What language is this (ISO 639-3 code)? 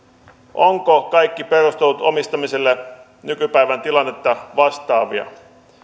fin